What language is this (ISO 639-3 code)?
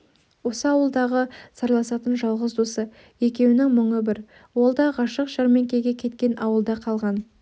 kaz